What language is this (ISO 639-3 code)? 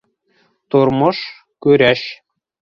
bak